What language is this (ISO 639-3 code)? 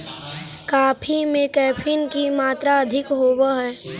mag